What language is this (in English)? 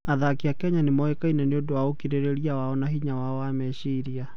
Kikuyu